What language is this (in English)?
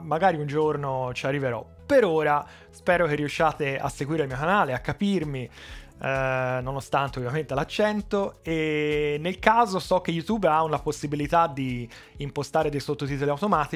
Italian